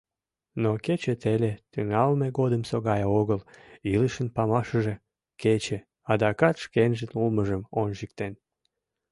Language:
Mari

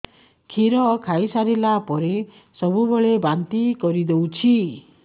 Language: Odia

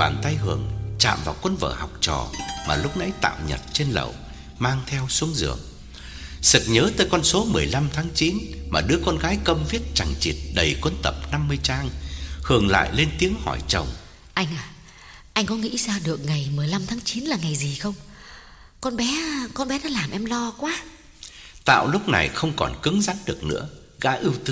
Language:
Vietnamese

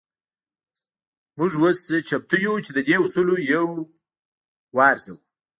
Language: Pashto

